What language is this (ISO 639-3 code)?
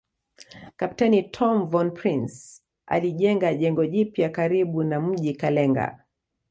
swa